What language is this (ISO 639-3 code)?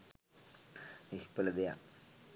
sin